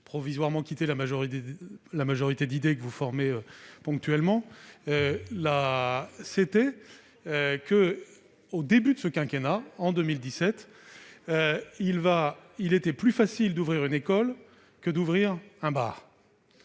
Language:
French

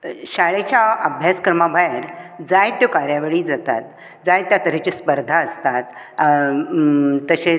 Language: Konkani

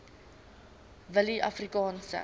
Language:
Afrikaans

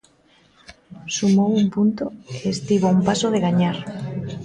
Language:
Galician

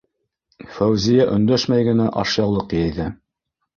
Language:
Bashkir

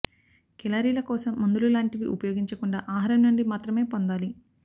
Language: Telugu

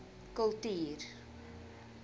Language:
Afrikaans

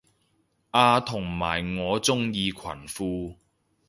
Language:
Cantonese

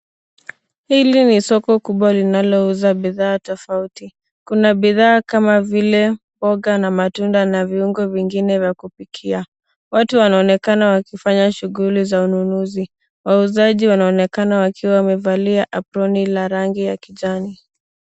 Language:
Swahili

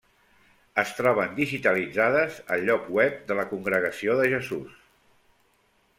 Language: Catalan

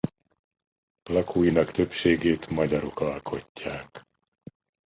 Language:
Hungarian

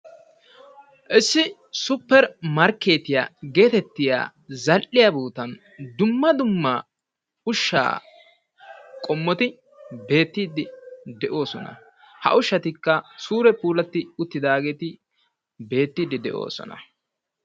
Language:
Wolaytta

